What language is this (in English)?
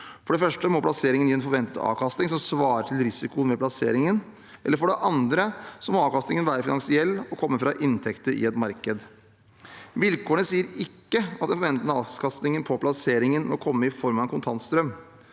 Norwegian